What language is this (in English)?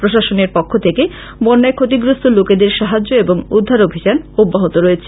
Bangla